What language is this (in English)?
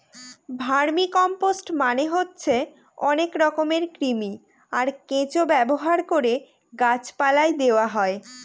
Bangla